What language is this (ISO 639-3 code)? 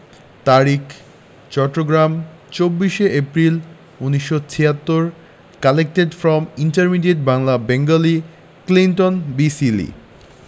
ben